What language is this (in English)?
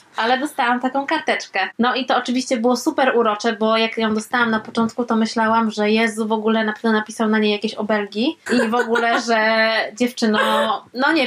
Polish